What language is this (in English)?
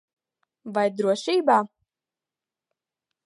Latvian